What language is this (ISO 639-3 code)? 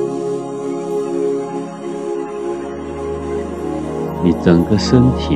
zho